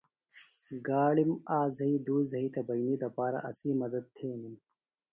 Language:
Phalura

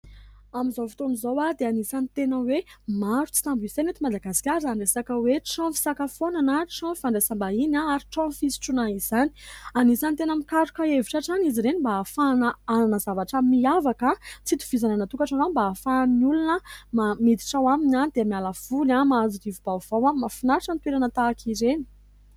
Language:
Malagasy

